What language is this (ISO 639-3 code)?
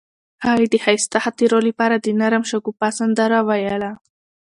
pus